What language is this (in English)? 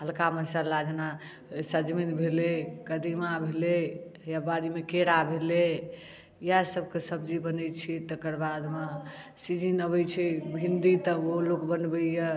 Maithili